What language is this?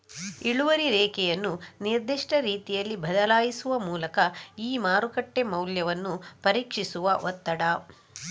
Kannada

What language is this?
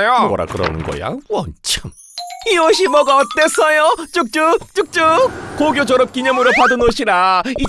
Korean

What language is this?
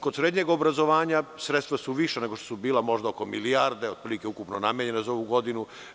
Serbian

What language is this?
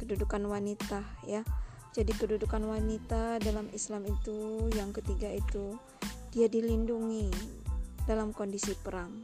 Indonesian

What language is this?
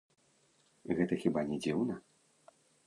Belarusian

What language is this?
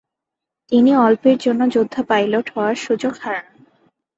Bangla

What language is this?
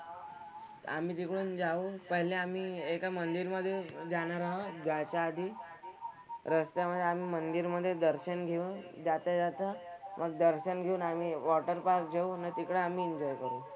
Marathi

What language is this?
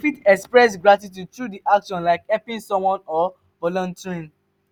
Nigerian Pidgin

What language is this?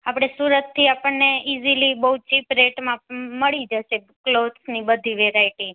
Gujarati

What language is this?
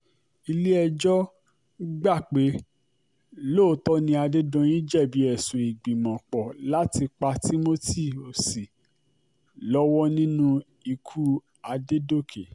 Yoruba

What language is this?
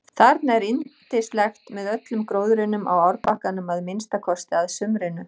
Icelandic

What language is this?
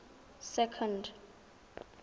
Tswana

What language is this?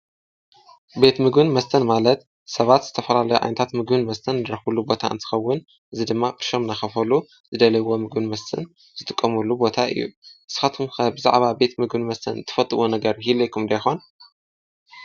Tigrinya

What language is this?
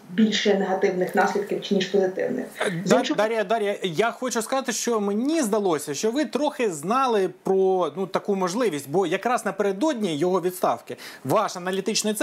Ukrainian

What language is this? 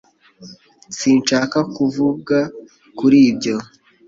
Kinyarwanda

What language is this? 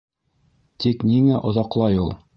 Bashkir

